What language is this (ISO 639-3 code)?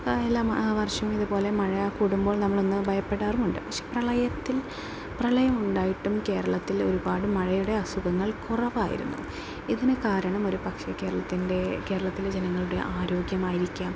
mal